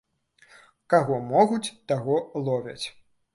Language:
Belarusian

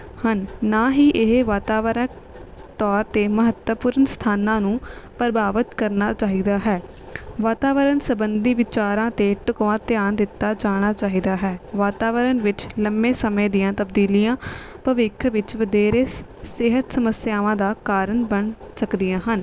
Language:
Punjabi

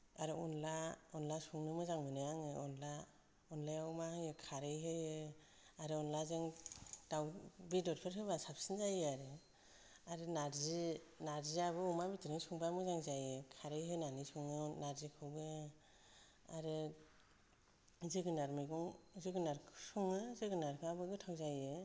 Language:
Bodo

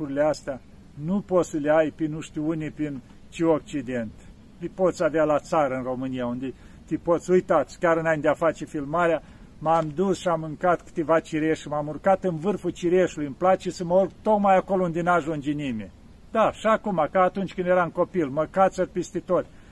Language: Romanian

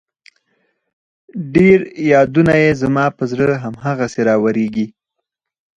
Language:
Pashto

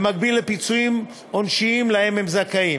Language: Hebrew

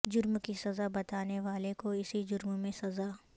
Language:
Urdu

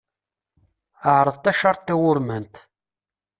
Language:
Kabyle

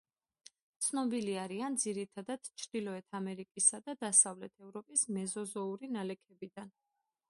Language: Georgian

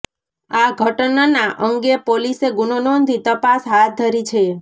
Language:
Gujarati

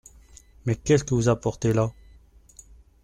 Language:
French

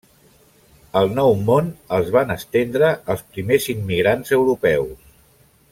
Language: Catalan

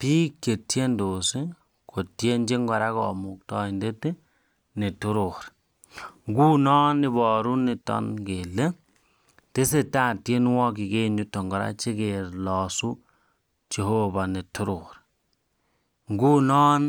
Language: Kalenjin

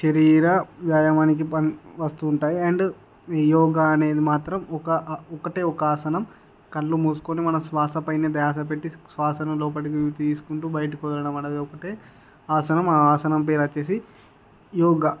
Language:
Telugu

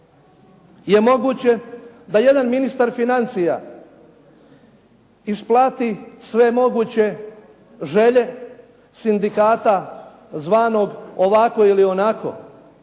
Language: Croatian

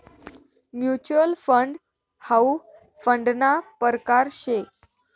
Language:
Marathi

